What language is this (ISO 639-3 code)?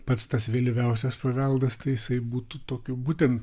lit